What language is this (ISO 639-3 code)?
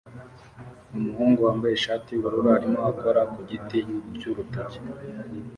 kin